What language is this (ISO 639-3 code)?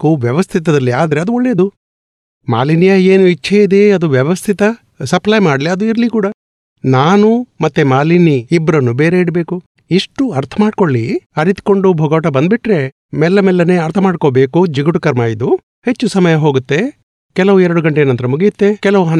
guj